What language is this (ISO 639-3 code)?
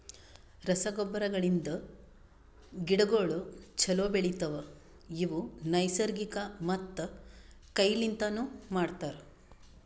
kan